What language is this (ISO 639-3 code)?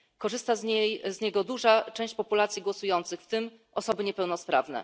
pol